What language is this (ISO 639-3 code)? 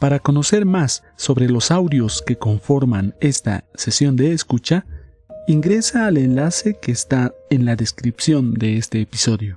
spa